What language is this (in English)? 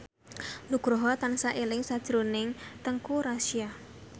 Javanese